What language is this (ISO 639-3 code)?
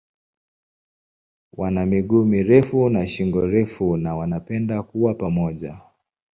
swa